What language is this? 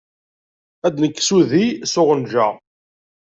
Kabyle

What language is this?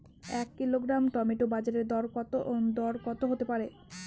Bangla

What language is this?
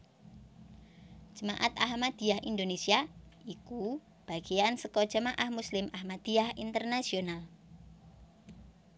Javanese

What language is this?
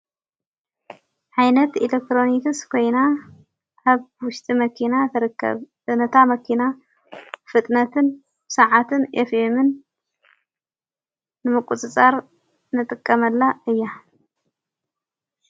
Tigrinya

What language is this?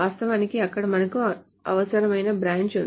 Telugu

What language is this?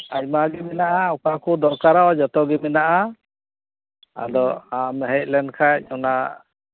Santali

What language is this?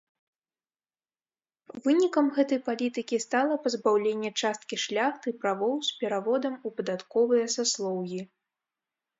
Belarusian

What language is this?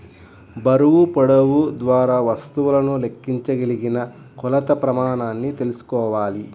Telugu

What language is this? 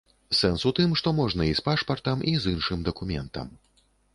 Belarusian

